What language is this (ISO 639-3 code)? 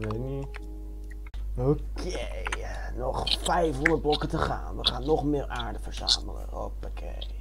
nld